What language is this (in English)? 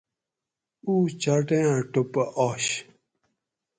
Gawri